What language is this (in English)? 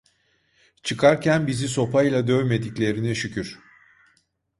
Turkish